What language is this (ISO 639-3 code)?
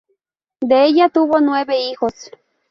spa